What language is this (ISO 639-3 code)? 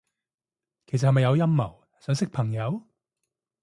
yue